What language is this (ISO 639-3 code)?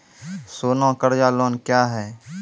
mai